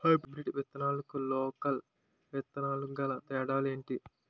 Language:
Telugu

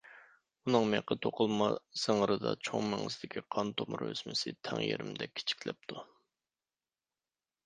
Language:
Uyghur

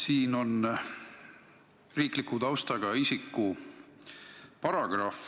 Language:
Estonian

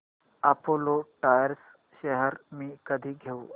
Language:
Marathi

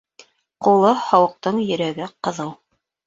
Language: Bashkir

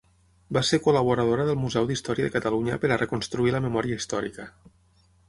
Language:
Catalan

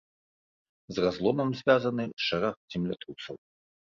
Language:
Belarusian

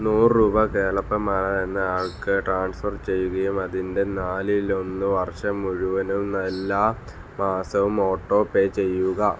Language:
Malayalam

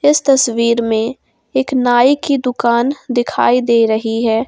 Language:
Hindi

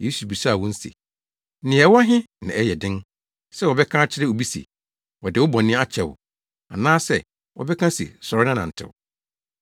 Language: Akan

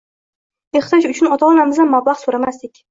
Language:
Uzbek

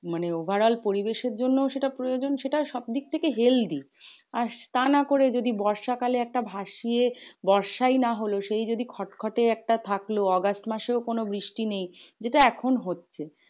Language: Bangla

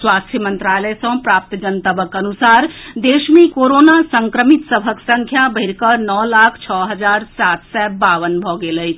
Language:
Maithili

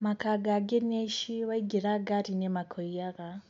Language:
Kikuyu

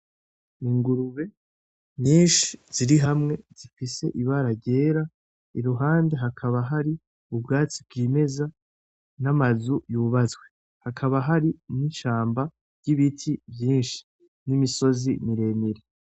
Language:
Rundi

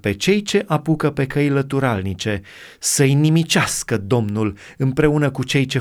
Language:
Romanian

